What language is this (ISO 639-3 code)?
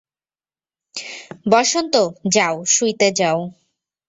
ben